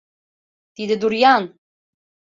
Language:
Mari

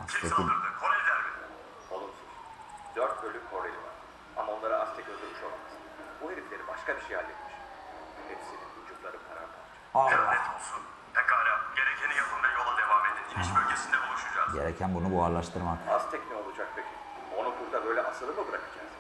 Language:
Turkish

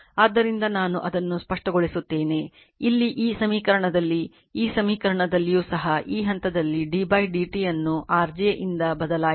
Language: Kannada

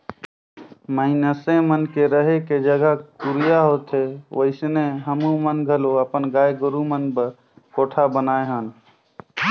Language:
Chhattisgarhi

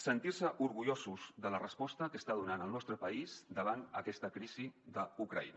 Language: Catalan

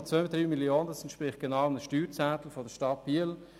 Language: Swiss German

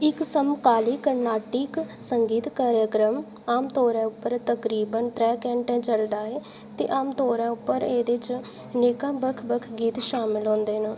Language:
Dogri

